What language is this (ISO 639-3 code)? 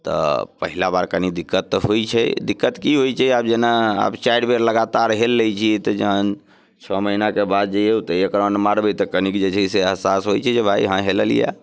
mai